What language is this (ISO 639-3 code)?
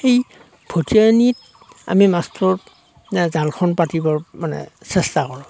asm